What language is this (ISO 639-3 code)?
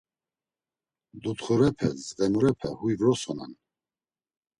lzz